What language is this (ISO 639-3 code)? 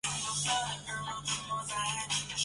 zho